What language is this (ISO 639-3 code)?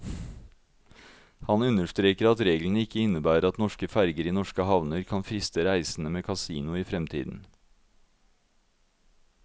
nor